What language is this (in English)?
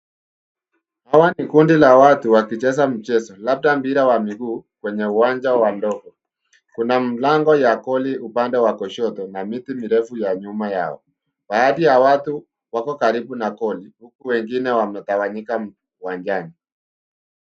Swahili